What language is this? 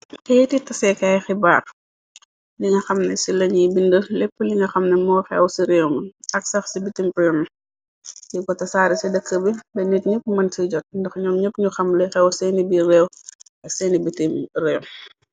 Wolof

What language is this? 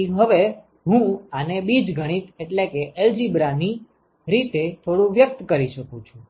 Gujarati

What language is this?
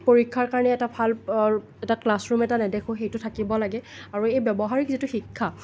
Assamese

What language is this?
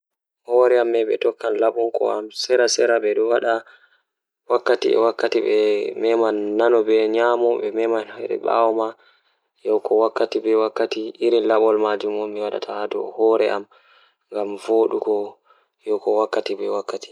Fula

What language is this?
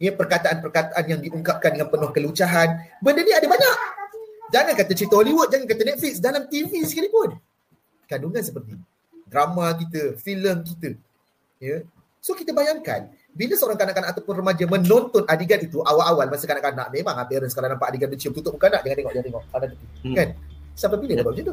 Malay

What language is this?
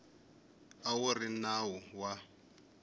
Tsonga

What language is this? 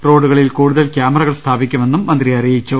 Malayalam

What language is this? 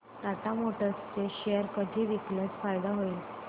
Marathi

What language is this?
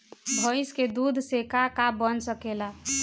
Bhojpuri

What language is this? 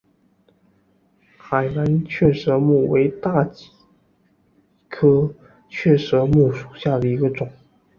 Chinese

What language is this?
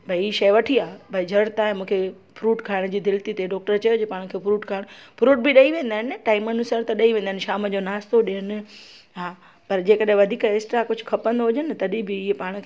Sindhi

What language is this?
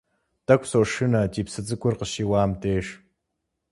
Kabardian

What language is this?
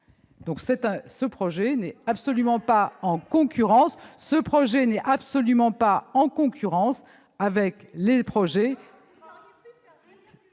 French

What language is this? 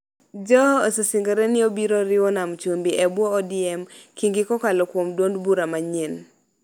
Luo (Kenya and Tanzania)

